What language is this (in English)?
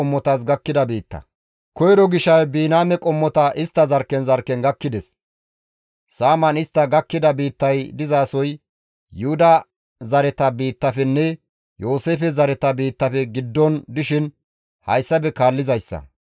Gamo